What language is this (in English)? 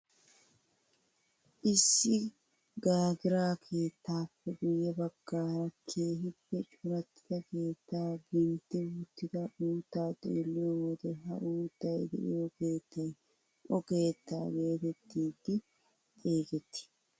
Wolaytta